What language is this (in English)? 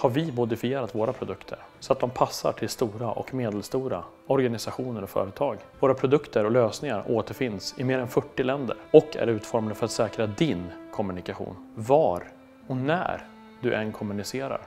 Swedish